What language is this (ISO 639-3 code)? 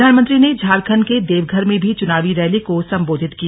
hin